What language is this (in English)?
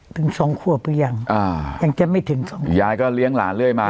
Thai